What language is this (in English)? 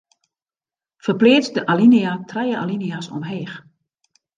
Western Frisian